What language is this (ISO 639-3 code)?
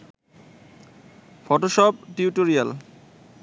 ben